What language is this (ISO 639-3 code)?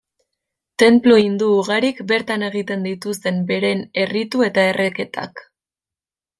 eus